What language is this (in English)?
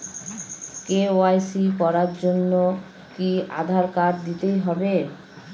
Bangla